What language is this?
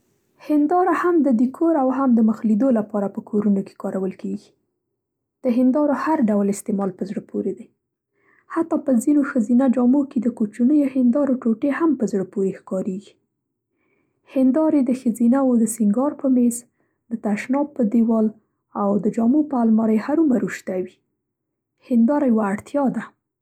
Central Pashto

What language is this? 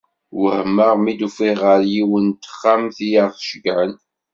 Kabyle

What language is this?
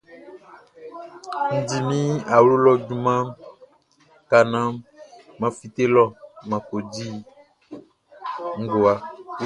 Baoulé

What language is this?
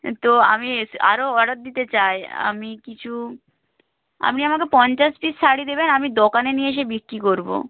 Bangla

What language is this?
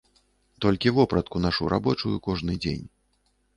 Belarusian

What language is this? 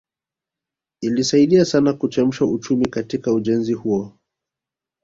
Swahili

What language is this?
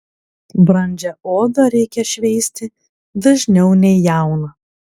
Lithuanian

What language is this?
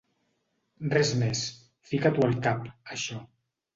Catalan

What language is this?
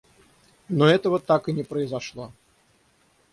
Russian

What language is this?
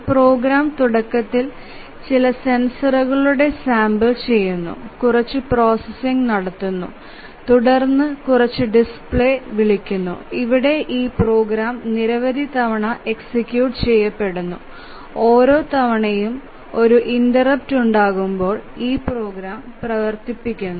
Malayalam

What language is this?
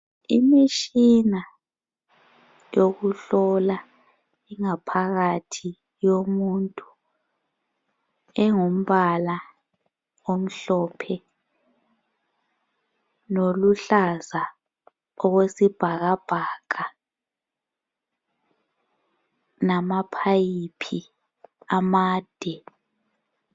North Ndebele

